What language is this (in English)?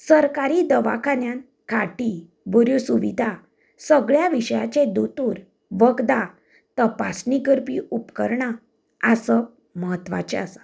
Konkani